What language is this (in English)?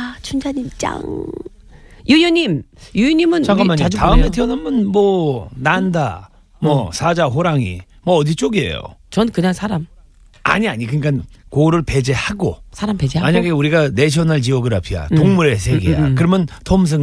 Korean